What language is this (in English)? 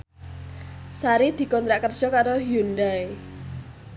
Javanese